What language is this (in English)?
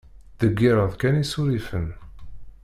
Kabyle